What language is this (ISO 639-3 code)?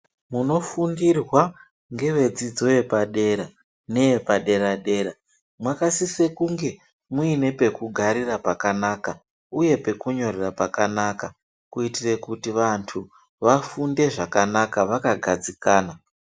ndc